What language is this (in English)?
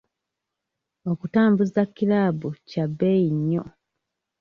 Ganda